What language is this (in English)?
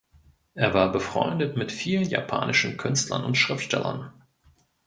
German